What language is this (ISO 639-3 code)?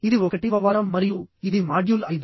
tel